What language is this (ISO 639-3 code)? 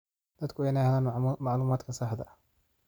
som